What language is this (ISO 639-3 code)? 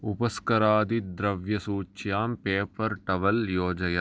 san